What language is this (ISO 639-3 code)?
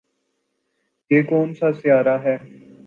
urd